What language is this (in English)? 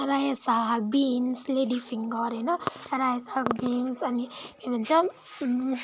Nepali